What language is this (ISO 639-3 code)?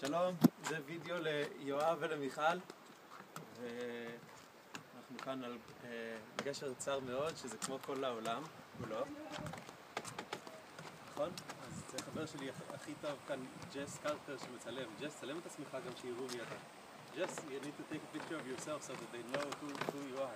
heb